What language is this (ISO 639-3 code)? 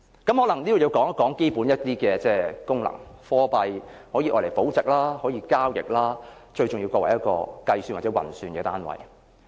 yue